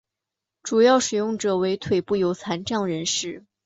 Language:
Chinese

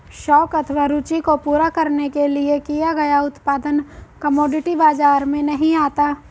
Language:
Hindi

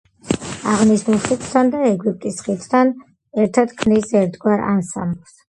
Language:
Georgian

